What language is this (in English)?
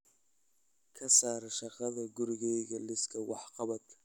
Somali